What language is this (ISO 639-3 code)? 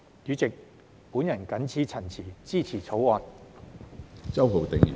yue